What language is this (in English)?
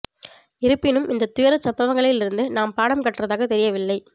Tamil